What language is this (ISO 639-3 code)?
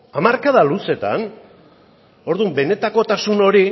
eus